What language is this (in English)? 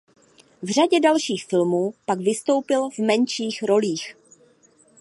Czech